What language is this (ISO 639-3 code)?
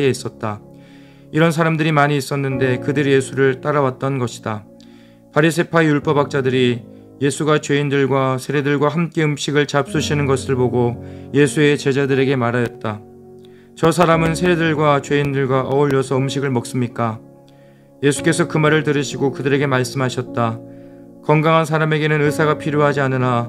kor